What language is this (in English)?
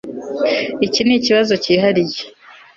Kinyarwanda